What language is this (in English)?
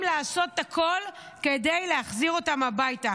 Hebrew